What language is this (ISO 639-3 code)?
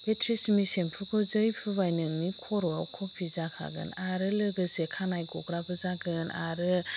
brx